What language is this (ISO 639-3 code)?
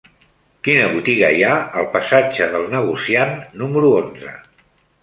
cat